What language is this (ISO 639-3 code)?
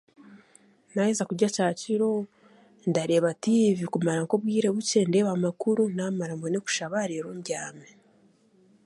cgg